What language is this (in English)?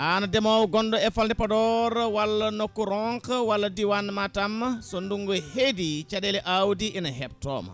Fula